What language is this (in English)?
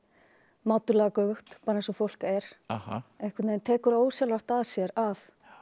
Icelandic